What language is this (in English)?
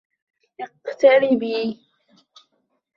Arabic